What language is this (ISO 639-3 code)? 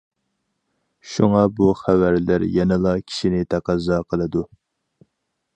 uig